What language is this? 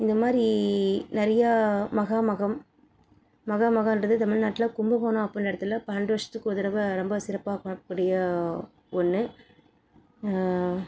Tamil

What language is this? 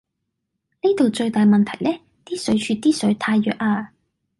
Cantonese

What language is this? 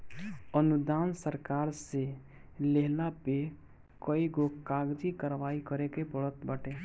Bhojpuri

